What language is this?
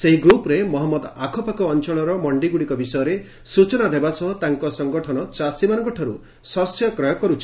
Odia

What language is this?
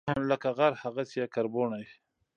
Pashto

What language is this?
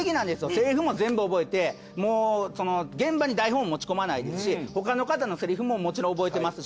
Japanese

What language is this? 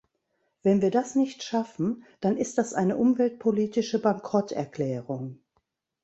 German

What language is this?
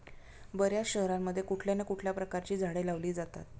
Marathi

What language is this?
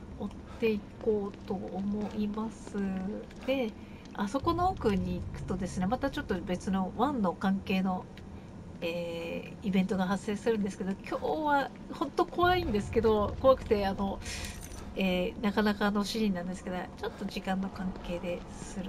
Japanese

